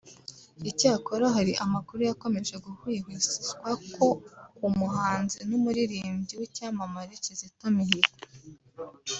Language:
Kinyarwanda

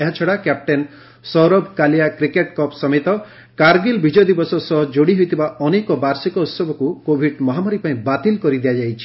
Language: Odia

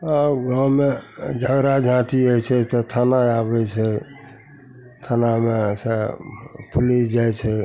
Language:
Maithili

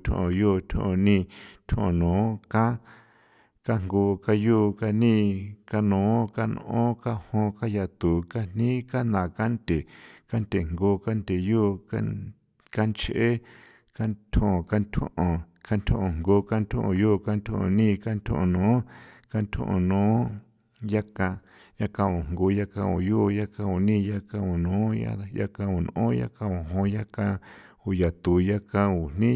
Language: San Felipe Otlaltepec Popoloca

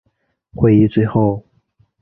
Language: Chinese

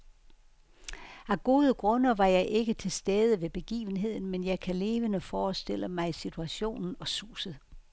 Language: Danish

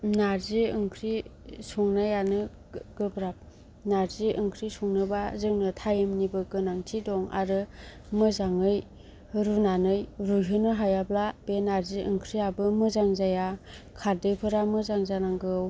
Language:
Bodo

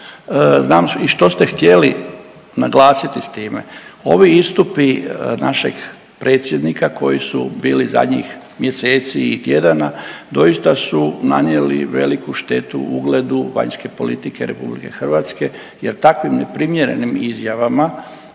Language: Croatian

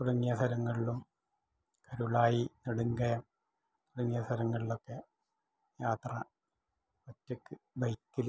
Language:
Malayalam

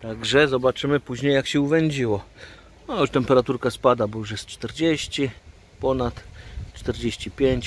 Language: Polish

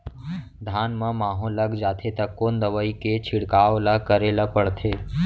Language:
Chhattisgarhi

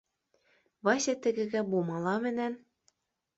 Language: Bashkir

